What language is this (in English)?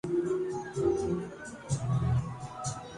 Urdu